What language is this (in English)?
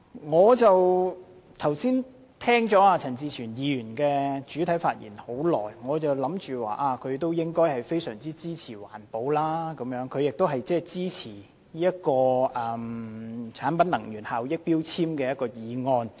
Cantonese